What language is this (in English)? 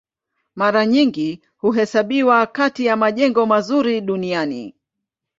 Swahili